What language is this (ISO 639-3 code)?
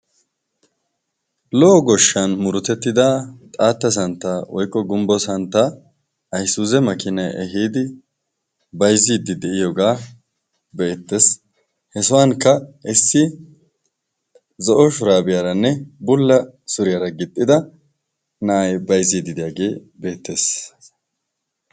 wal